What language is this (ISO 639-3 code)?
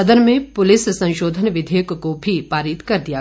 hin